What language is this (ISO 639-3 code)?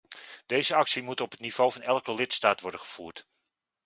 nld